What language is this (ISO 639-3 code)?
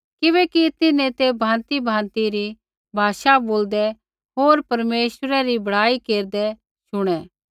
kfx